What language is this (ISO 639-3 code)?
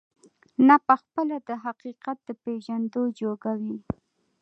pus